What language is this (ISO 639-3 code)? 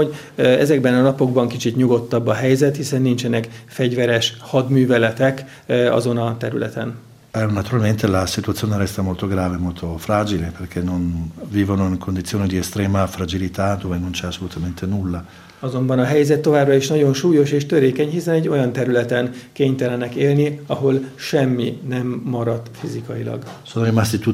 hun